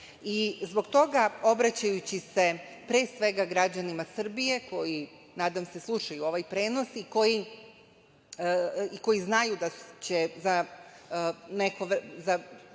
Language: Serbian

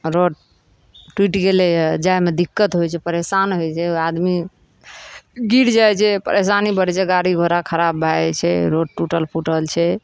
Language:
Maithili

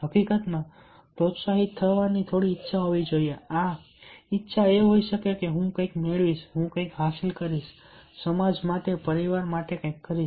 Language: Gujarati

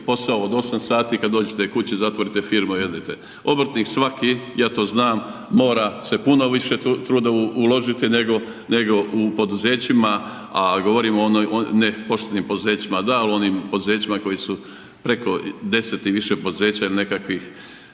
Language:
Croatian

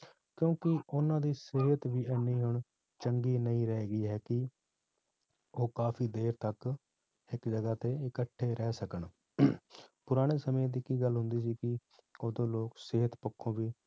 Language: Punjabi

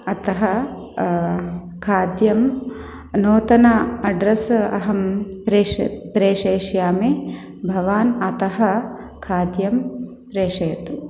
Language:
Sanskrit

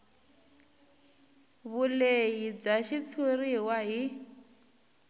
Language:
Tsonga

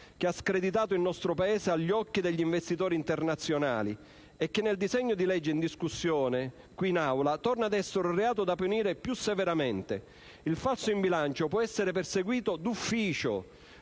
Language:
Italian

